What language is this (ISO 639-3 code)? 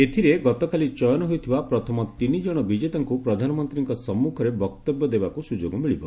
ori